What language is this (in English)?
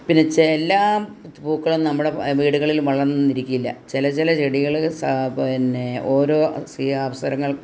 Malayalam